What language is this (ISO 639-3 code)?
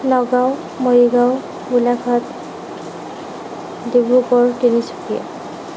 asm